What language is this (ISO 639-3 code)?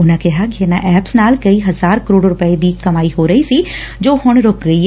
pan